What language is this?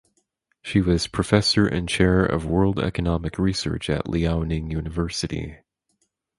English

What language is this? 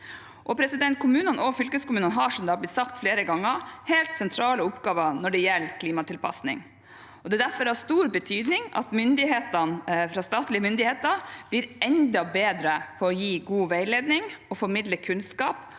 Norwegian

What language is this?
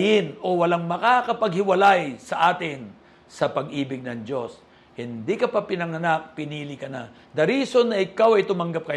Filipino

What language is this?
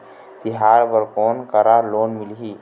Chhattisgarhi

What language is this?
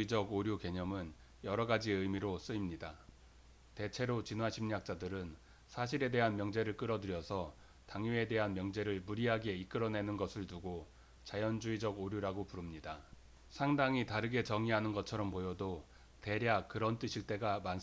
Korean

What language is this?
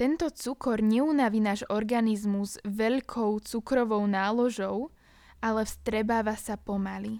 Slovak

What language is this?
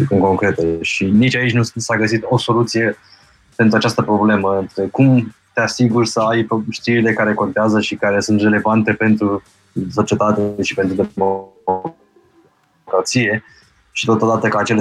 Romanian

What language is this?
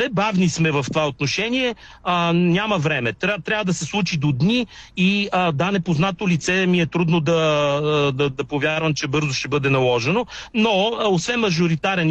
Bulgarian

